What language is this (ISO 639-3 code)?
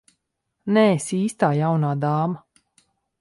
lav